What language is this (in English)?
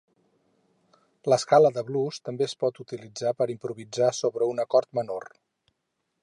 Catalan